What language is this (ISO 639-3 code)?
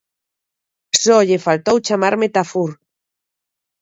glg